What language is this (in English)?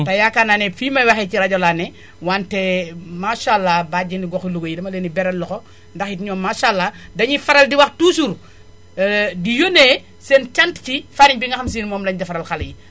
Wolof